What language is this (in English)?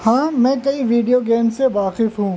Urdu